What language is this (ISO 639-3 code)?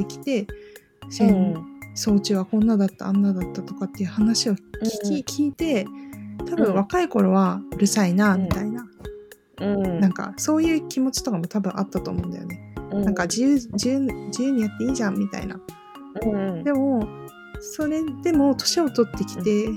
jpn